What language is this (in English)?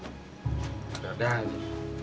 Indonesian